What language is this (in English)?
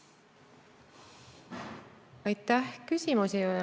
Estonian